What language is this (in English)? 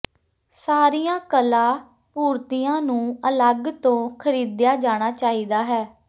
Punjabi